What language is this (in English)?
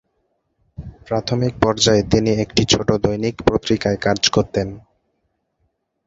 Bangla